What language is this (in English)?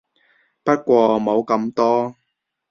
Cantonese